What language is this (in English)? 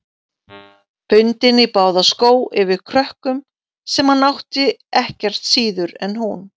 Icelandic